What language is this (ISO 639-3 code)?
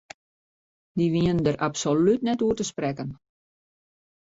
fry